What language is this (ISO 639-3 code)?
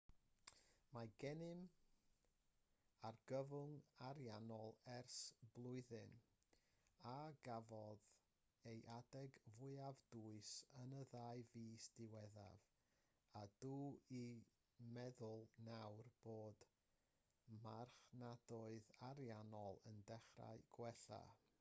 cym